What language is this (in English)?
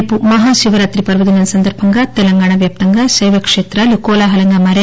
Telugu